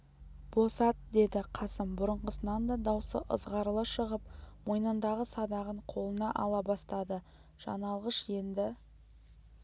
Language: Kazakh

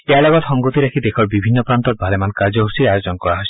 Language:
Assamese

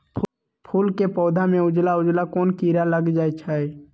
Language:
Magahi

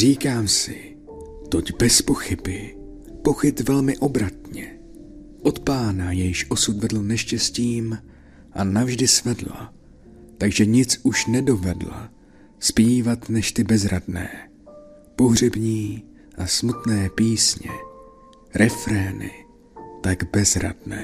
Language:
Czech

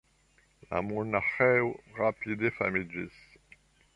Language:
Esperanto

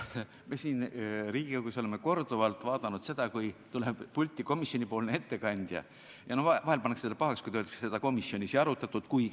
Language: Estonian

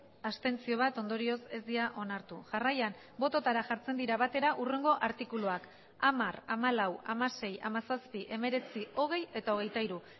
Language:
Basque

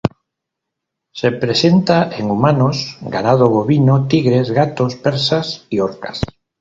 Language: Spanish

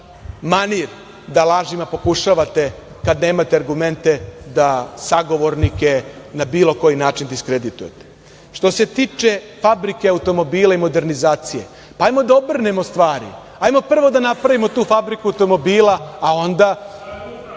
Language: Serbian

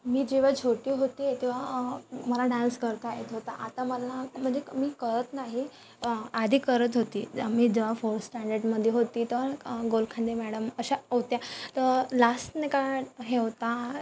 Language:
Marathi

